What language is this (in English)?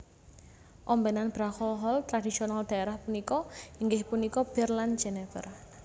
Javanese